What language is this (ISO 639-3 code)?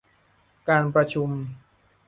tha